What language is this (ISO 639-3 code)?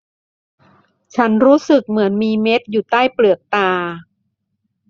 tha